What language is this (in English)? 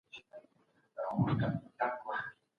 Pashto